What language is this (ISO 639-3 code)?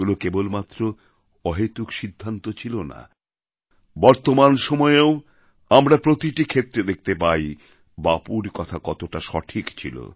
ben